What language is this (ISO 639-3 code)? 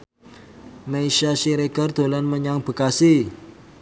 jav